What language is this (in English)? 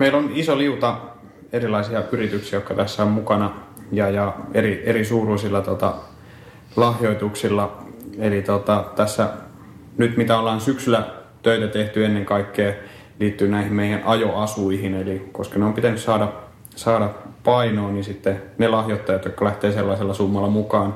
Finnish